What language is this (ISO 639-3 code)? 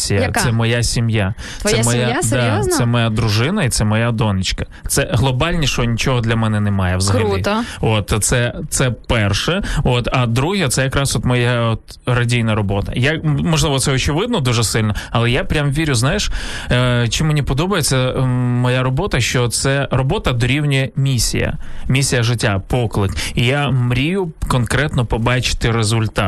ukr